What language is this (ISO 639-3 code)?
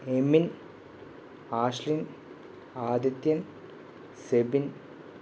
mal